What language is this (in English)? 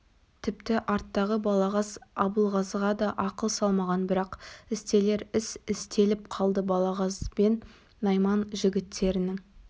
Kazakh